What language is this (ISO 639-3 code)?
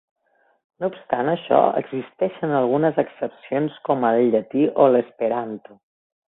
cat